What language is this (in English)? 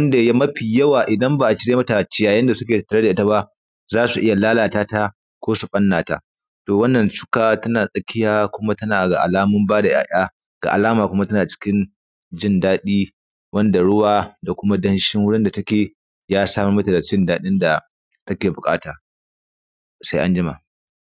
Hausa